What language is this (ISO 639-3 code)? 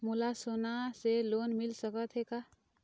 hne